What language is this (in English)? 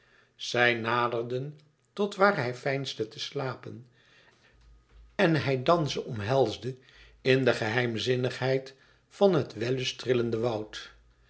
Dutch